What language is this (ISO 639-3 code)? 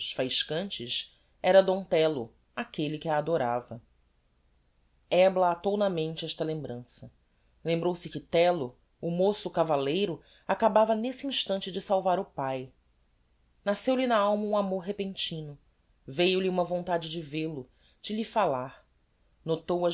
por